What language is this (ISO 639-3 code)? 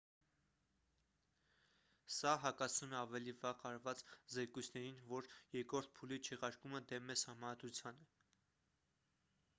hye